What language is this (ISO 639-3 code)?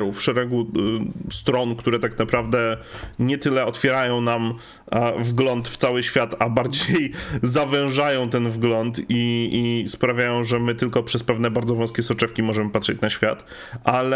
pol